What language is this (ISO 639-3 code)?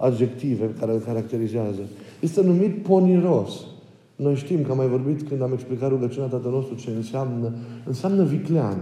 ron